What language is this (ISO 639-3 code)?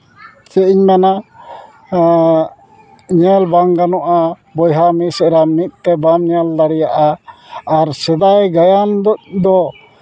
sat